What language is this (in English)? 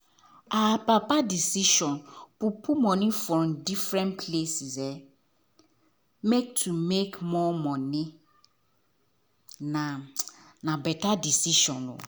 Nigerian Pidgin